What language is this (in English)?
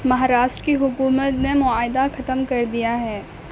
Urdu